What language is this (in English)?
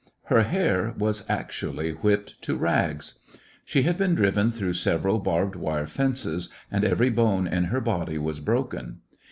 English